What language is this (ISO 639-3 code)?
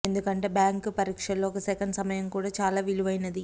tel